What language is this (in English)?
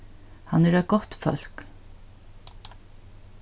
Faroese